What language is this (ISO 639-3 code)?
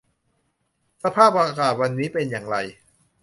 tha